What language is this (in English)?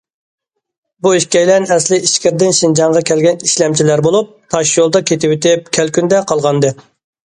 Uyghur